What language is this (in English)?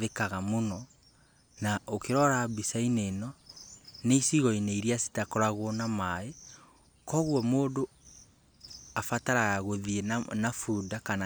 Kikuyu